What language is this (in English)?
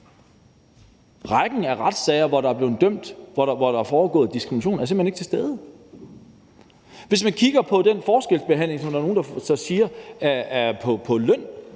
Danish